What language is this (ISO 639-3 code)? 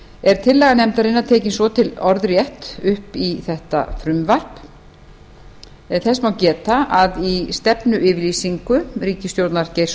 isl